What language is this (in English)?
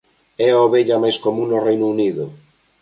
Galician